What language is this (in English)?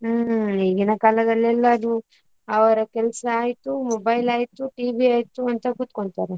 Kannada